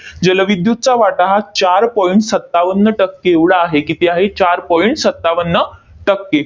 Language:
Marathi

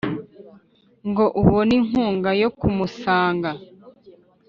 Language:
Kinyarwanda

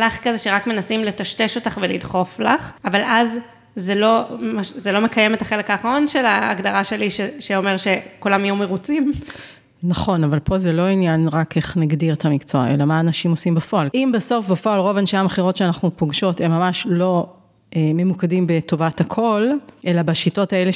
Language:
Hebrew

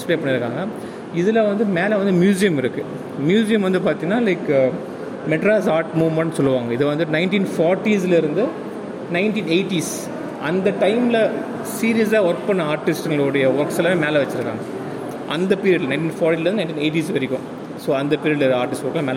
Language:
Tamil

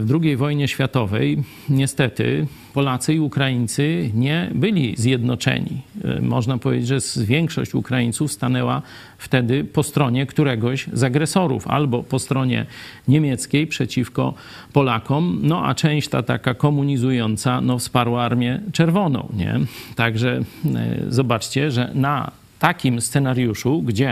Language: Polish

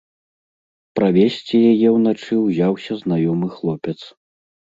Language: Belarusian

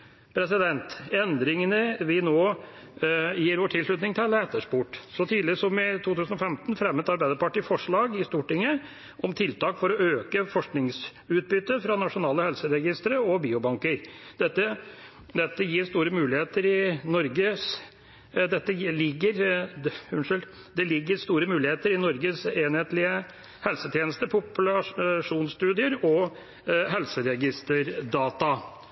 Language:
Norwegian Bokmål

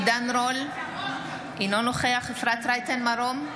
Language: Hebrew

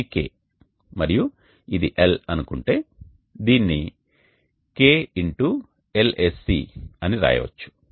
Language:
Telugu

